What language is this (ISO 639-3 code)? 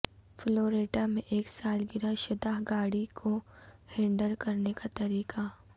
urd